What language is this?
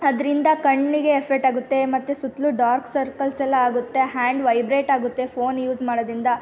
Kannada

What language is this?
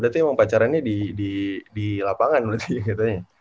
Indonesian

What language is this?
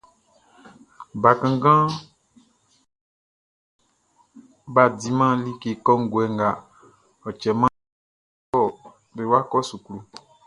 Baoulé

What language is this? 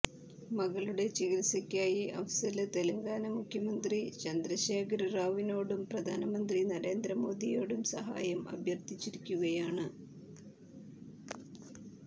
Malayalam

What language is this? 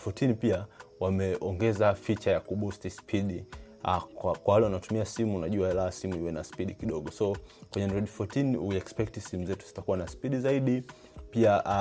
Swahili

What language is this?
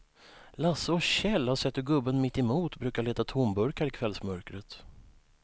Swedish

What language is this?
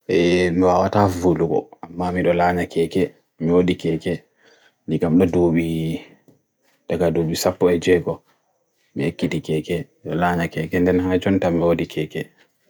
Bagirmi Fulfulde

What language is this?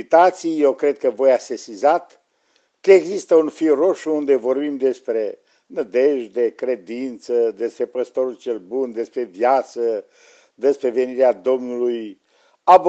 Romanian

